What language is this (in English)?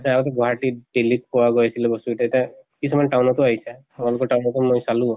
Assamese